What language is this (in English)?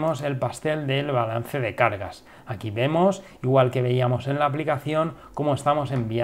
Spanish